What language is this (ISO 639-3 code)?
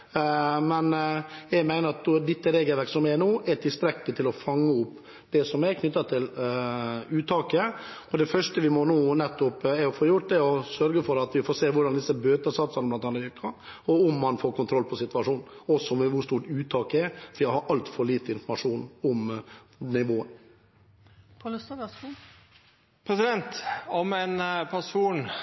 nor